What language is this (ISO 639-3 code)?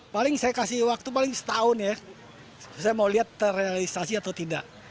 ind